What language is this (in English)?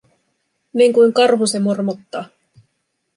Finnish